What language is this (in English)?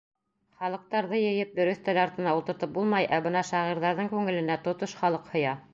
Bashkir